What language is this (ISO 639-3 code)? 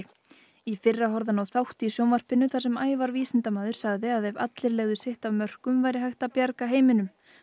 isl